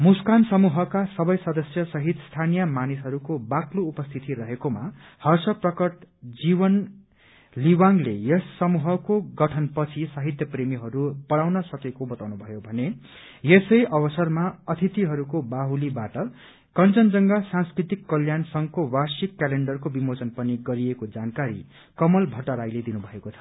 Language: Nepali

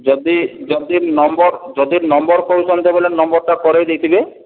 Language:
Odia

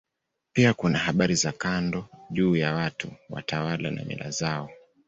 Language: Swahili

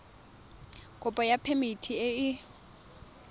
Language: Tswana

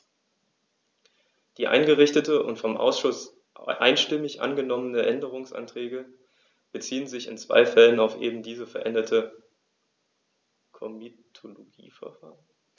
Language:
German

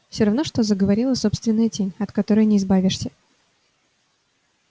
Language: Russian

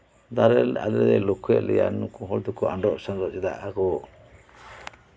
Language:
Santali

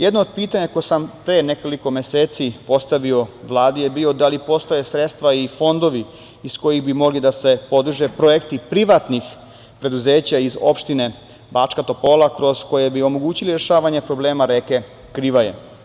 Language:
Serbian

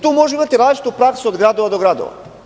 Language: Serbian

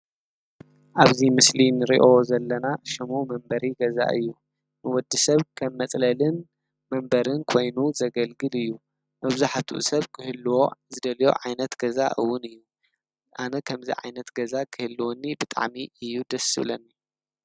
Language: Tigrinya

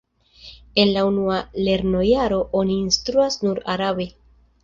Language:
Esperanto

